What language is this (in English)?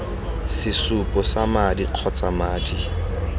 Tswana